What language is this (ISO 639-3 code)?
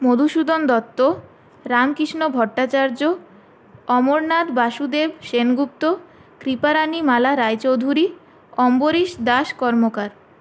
ben